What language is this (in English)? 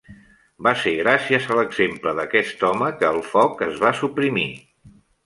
Catalan